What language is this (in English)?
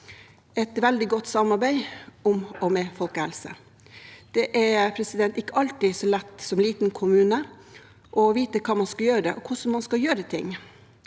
Norwegian